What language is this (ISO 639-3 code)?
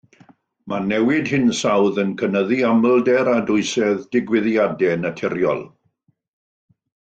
cym